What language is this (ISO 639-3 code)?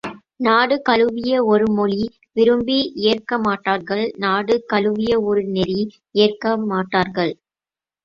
tam